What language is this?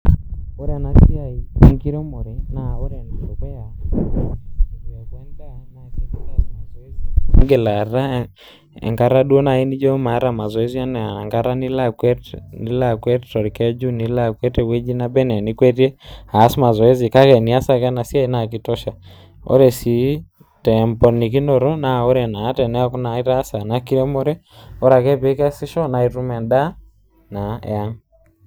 Masai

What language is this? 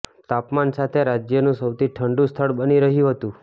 Gujarati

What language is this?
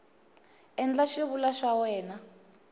Tsonga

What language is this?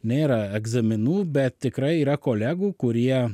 Lithuanian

